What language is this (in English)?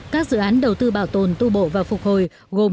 Vietnamese